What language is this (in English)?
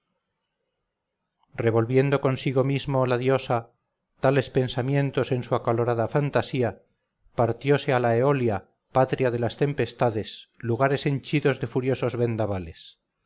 Spanish